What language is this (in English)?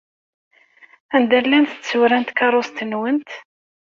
Kabyle